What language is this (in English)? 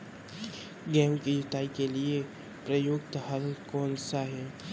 Hindi